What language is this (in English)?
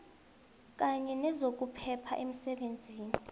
South Ndebele